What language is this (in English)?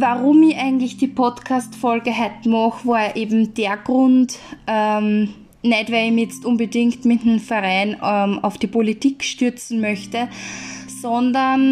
German